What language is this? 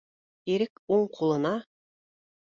Bashkir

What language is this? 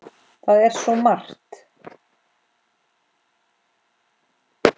Icelandic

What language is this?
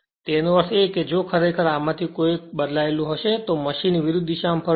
Gujarati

